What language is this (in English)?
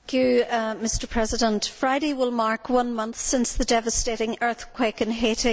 English